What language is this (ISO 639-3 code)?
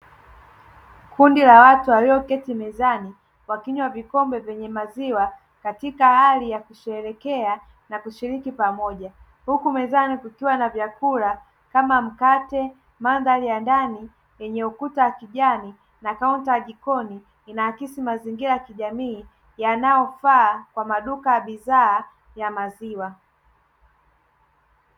swa